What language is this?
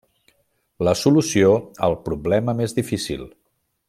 Catalan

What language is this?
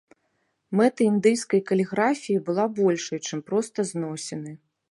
Belarusian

